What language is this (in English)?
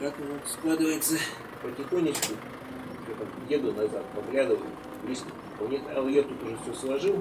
Russian